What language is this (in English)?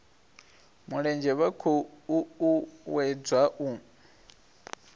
Venda